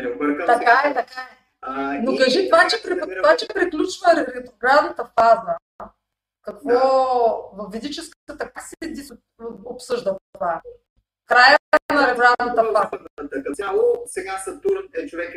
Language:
Bulgarian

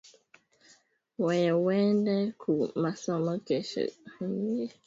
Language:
Swahili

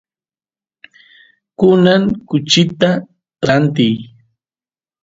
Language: Santiago del Estero Quichua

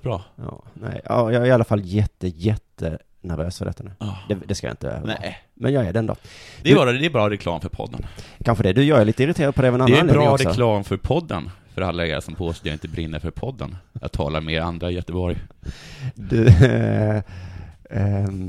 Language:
Swedish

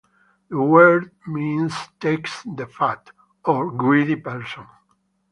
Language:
English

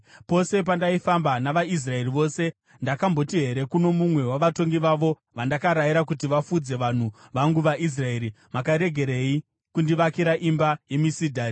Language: Shona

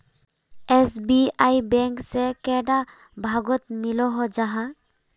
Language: Magahi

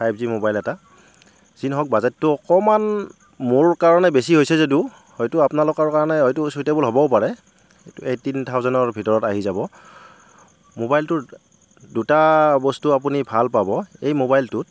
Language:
Assamese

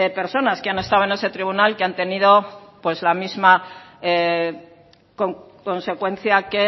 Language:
Spanish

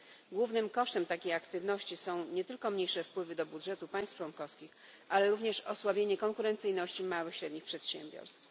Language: Polish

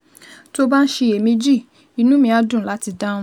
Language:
Yoruba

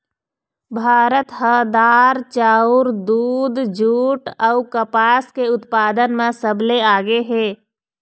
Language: Chhattisgarhi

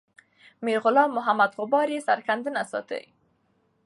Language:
Pashto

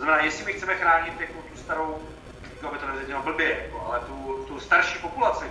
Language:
Czech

